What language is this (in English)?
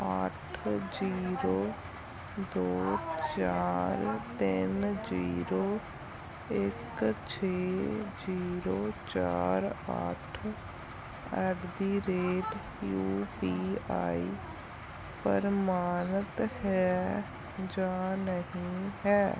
Punjabi